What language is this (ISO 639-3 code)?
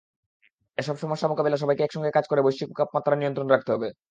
ben